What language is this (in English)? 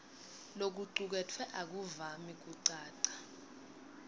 Swati